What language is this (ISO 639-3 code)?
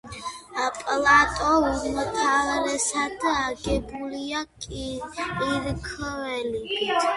kat